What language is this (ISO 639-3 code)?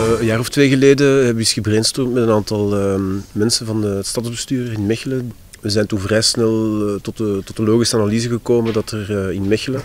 nld